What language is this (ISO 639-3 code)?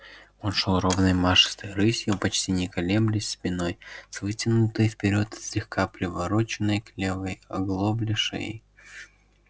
rus